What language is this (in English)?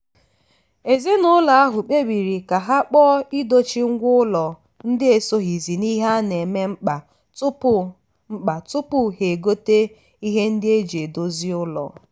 Igbo